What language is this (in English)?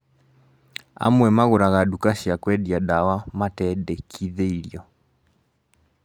Kikuyu